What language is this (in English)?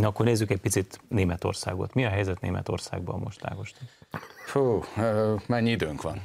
Hungarian